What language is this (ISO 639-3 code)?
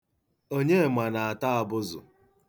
ibo